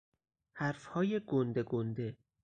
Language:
Persian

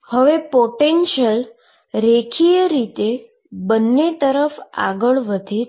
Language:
Gujarati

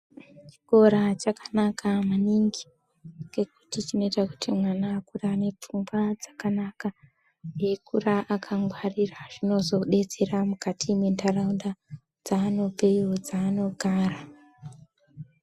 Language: Ndau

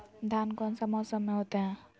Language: Magahi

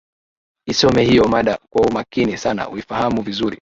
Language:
Swahili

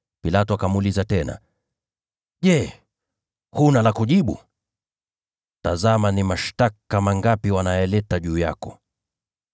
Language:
Swahili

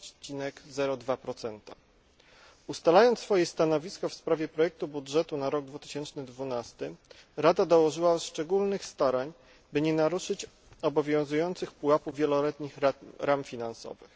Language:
Polish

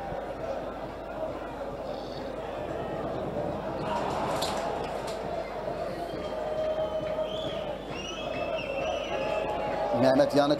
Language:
Turkish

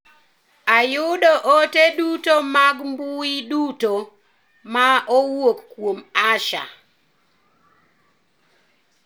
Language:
Luo (Kenya and Tanzania)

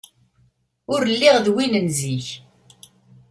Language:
Kabyle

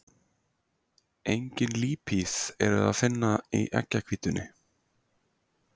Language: Icelandic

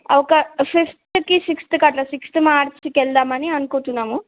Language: Telugu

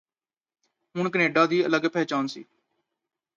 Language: Punjabi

